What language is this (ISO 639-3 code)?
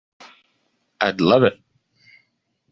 eng